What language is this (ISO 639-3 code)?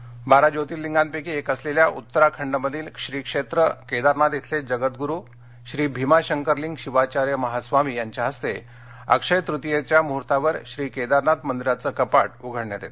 mar